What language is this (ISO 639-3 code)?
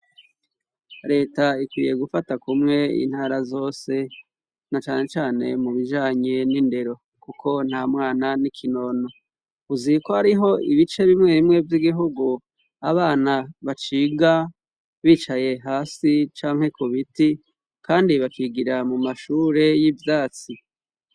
run